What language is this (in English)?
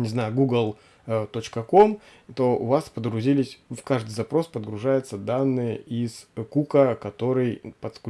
Russian